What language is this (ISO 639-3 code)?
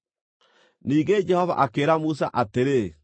kik